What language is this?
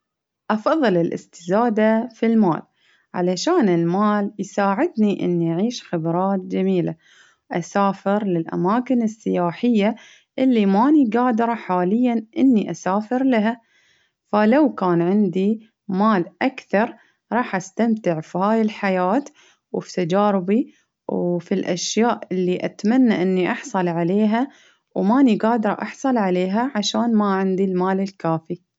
Baharna Arabic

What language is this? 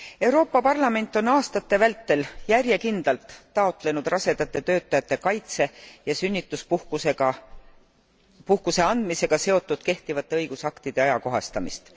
Estonian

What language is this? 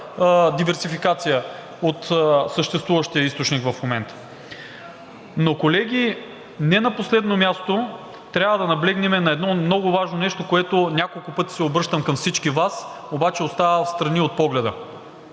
Bulgarian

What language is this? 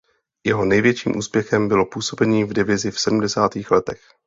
Czech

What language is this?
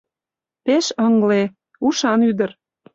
Mari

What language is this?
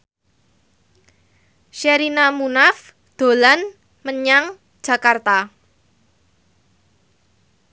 Javanese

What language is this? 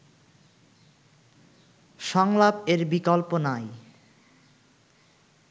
Bangla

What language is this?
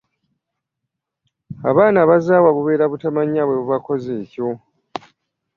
Ganda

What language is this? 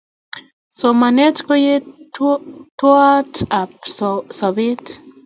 Kalenjin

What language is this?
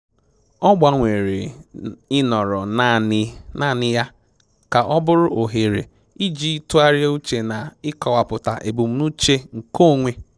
Igbo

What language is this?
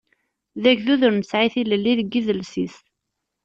Kabyle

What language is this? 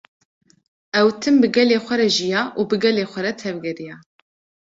Kurdish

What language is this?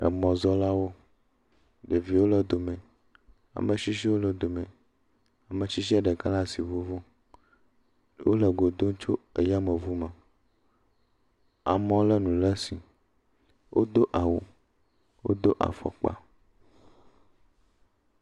Ewe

